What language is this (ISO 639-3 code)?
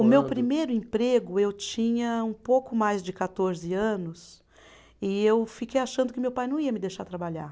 por